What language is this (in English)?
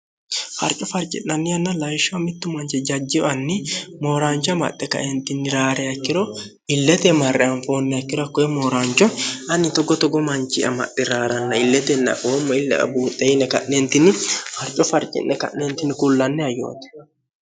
Sidamo